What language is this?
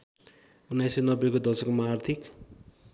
Nepali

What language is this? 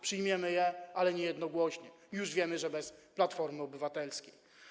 Polish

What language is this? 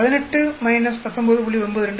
Tamil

